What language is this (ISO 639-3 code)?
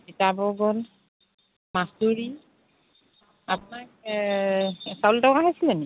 asm